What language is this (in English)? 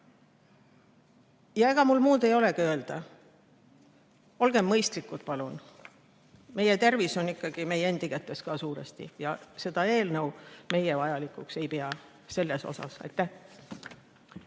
Estonian